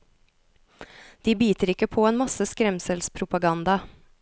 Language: Norwegian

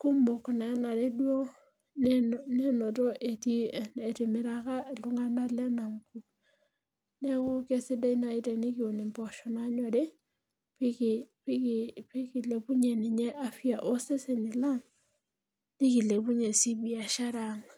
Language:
Masai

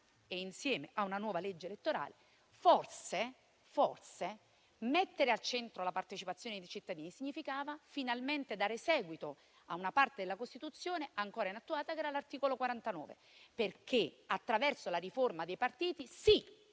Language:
Italian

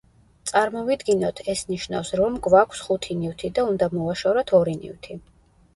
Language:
Georgian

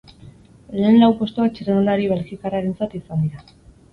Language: Basque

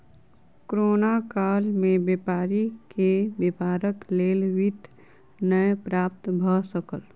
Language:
Maithili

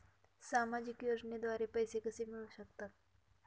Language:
Marathi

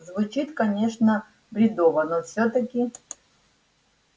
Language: Russian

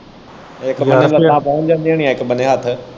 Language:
Punjabi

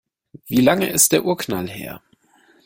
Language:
German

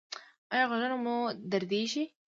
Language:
Pashto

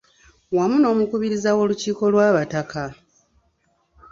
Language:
Ganda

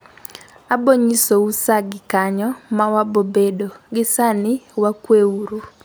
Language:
Luo (Kenya and Tanzania)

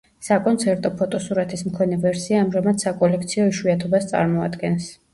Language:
Georgian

